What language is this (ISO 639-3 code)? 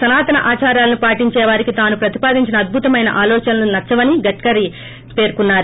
tel